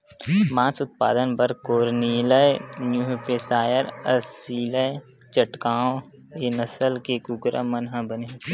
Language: Chhattisgarhi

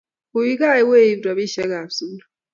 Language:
Kalenjin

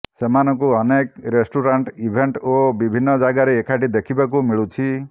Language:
Odia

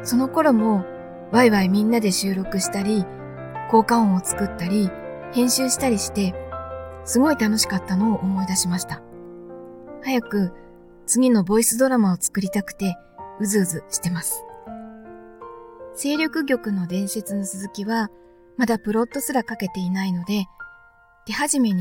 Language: Japanese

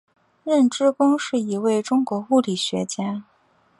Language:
Chinese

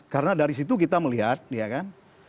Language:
Indonesian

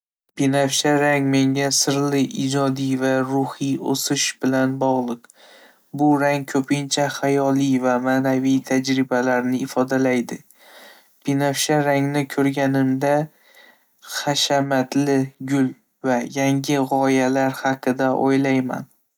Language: Uzbek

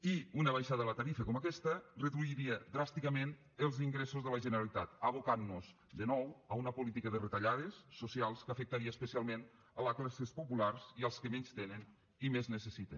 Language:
Catalan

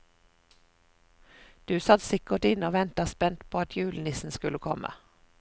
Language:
Norwegian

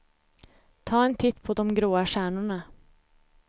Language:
Swedish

